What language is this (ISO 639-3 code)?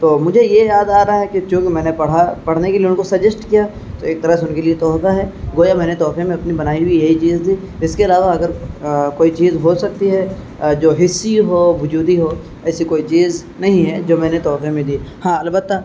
urd